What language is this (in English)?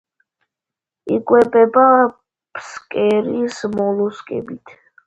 Georgian